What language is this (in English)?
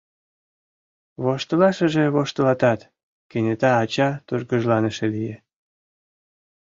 Mari